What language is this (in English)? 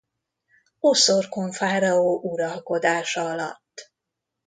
Hungarian